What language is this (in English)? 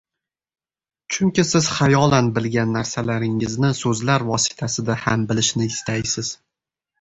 Uzbek